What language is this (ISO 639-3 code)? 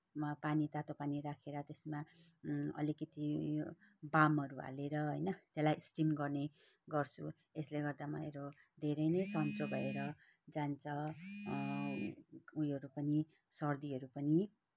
nep